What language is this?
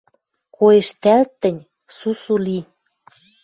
Western Mari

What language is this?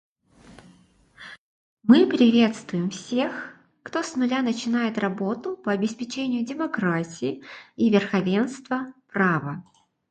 Russian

